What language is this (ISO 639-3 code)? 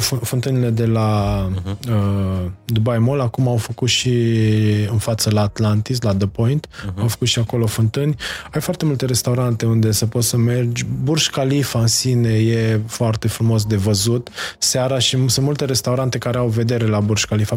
ron